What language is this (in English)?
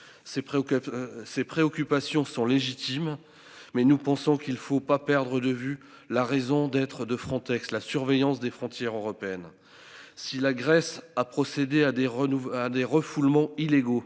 French